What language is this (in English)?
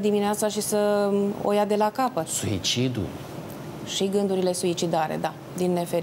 Romanian